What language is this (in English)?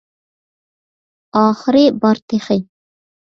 Uyghur